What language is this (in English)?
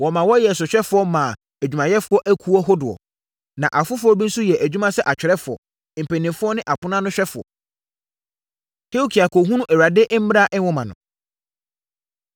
Akan